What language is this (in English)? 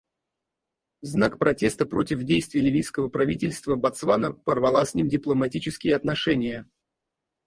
Russian